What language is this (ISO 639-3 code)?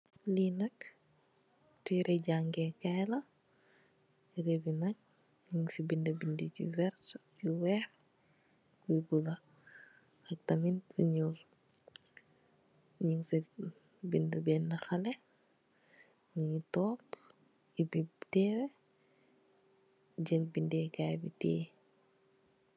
wol